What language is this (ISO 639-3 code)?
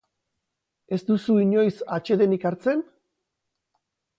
eus